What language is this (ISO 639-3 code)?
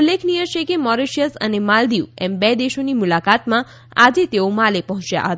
guj